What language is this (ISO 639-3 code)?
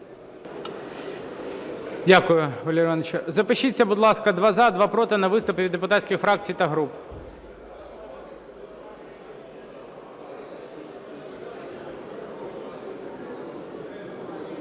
ukr